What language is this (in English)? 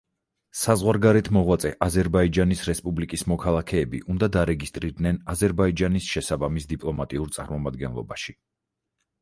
Georgian